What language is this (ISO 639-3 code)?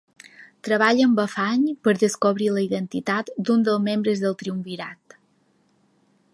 cat